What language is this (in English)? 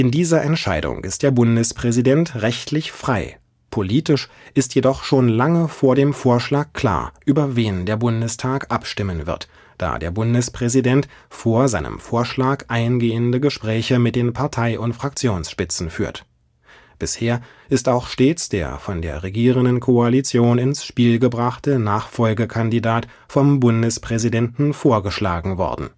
German